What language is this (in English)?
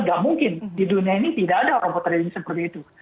Indonesian